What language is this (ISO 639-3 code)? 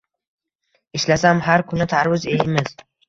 uzb